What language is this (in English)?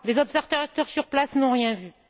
French